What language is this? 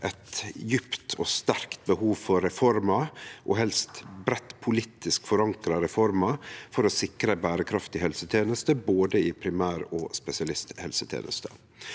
Norwegian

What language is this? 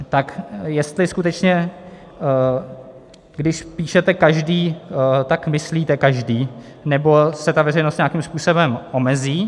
Czech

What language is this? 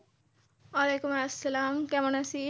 Bangla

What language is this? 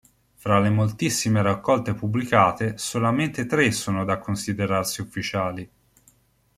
Italian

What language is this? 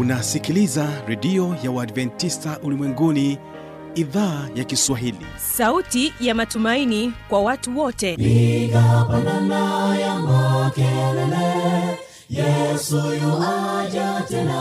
Swahili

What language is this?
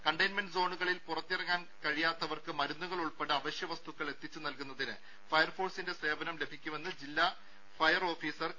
Malayalam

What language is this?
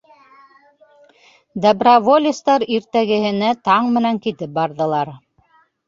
Bashkir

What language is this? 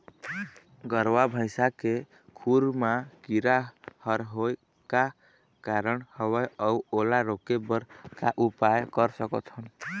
Chhattisgarhi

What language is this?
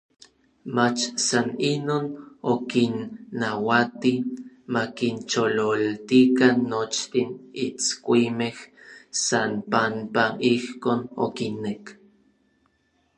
Orizaba Nahuatl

